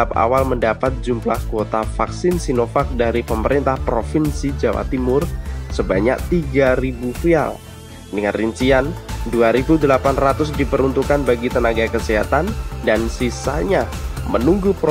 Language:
Indonesian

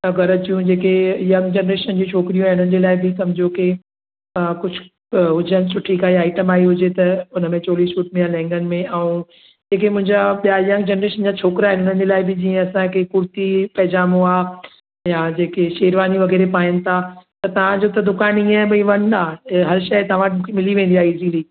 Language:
Sindhi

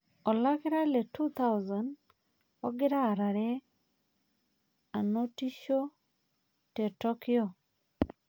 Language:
Masai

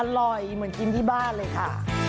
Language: Thai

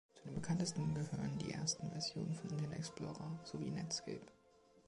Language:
German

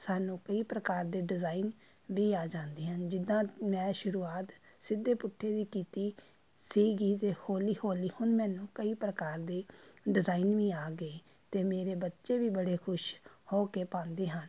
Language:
Punjabi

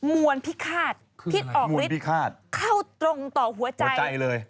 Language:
Thai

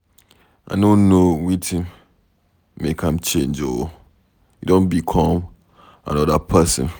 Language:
Nigerian Pidgin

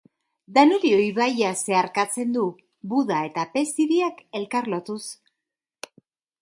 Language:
Basque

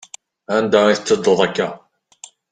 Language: Kabyle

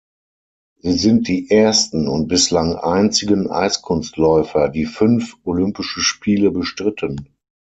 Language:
German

